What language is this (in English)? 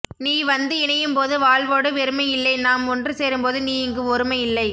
Tamil